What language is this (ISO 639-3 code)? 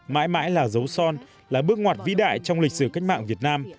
vie